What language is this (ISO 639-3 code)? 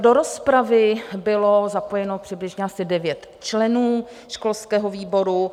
ces